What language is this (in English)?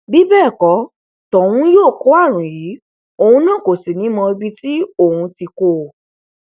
Yoruba